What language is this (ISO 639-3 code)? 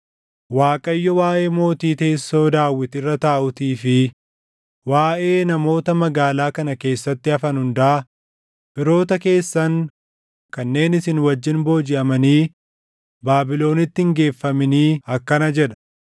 orm